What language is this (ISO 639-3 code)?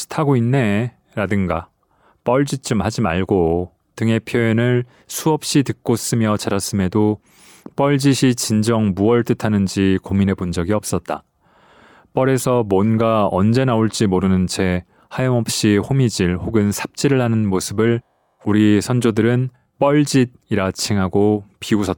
kor